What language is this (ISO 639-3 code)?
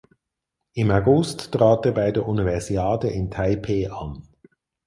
deu